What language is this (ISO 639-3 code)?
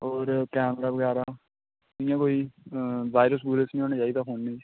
doi